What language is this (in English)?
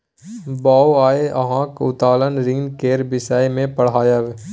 Maithili